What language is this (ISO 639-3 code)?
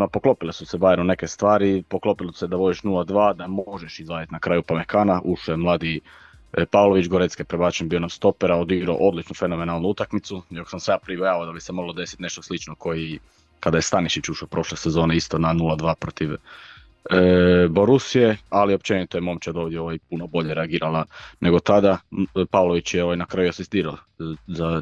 hrv